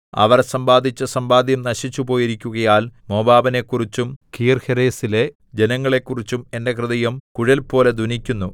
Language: Malayalam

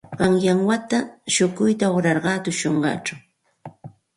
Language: Santa Ana de Tusi Pasco Quechua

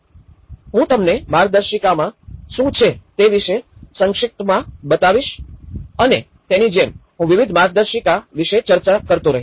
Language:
Gujarati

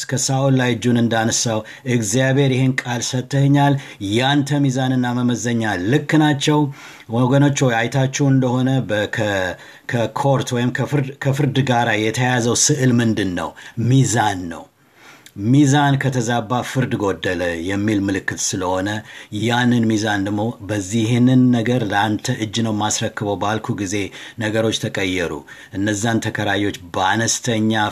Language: Amharic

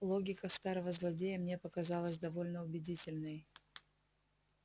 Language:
Russian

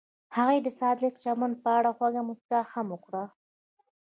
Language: Pashto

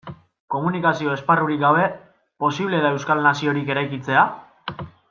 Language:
Basque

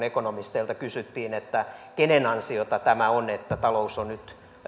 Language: Finnish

